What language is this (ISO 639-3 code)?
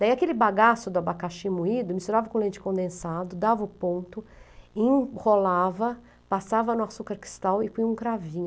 por